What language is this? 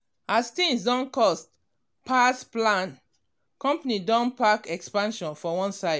Nigerian Pidgin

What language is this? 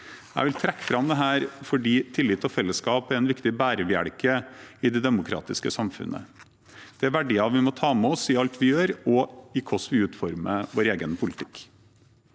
Norwegian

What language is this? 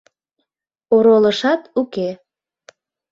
Mari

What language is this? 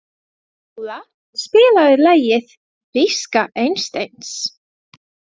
Icelandic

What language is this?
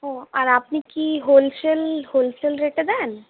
Bangla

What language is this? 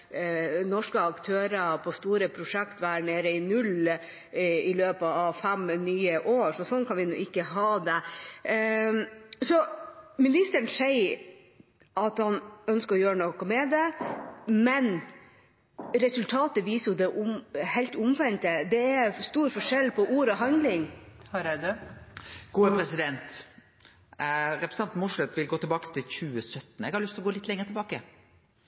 Norwegian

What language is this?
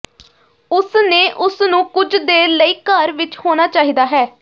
Punjabi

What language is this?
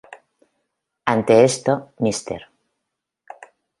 Spanish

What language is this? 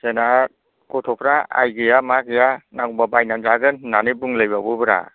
Bodo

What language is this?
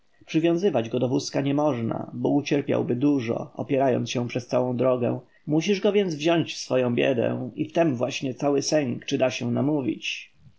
Polish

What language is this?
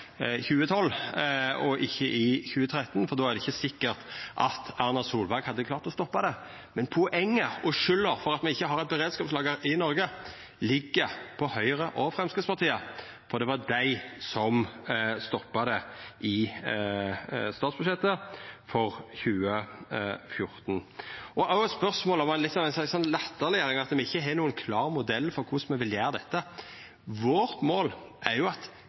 Norwegian Nynorsk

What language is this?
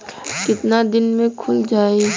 Bhojpuri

